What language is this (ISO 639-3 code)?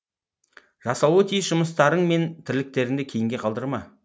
kaz